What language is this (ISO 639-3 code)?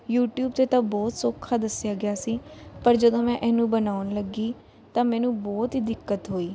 pan